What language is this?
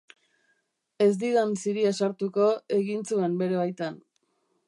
Basque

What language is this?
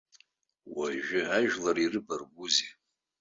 Abkhazian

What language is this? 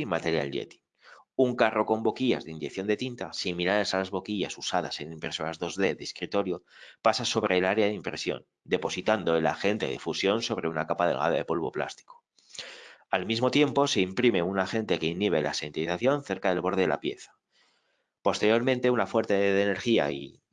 Spanish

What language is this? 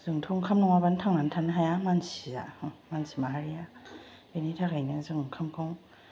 Bodo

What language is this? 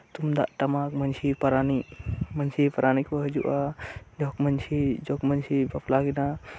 Santali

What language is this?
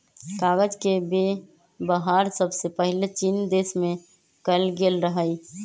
Magahi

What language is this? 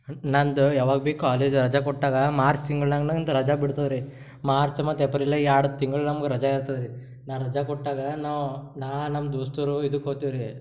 Kannada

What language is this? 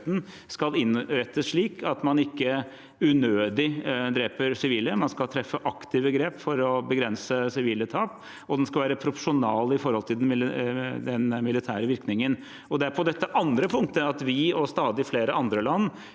Norwegian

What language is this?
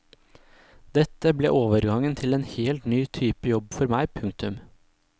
Norwegian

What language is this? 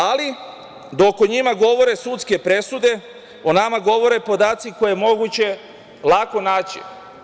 Serbian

